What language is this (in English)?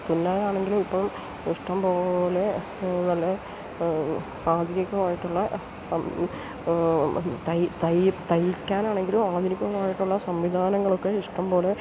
Malayalam